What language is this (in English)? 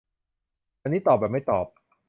Thai